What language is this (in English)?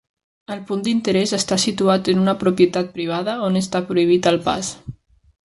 Catalan